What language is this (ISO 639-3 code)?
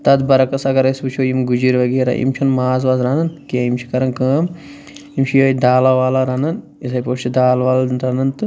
kas